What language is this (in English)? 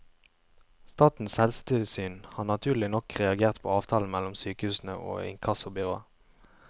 Norwegian